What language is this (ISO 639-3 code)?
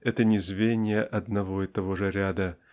rus